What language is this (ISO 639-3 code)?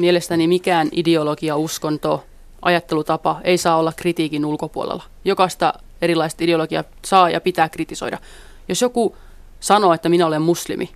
fin